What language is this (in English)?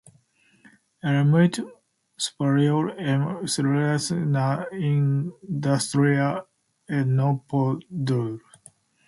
Portuguese